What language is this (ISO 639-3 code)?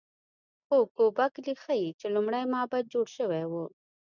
pus